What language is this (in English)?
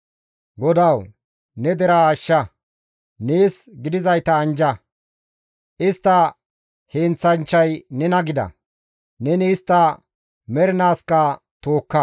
Gamo